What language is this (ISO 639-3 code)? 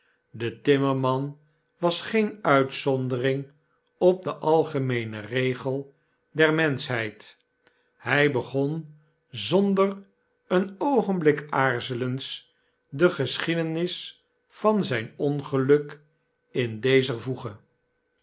nld